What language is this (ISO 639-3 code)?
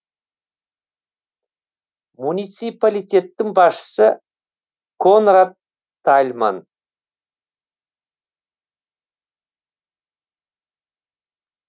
kaz